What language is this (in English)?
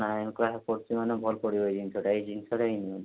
Odia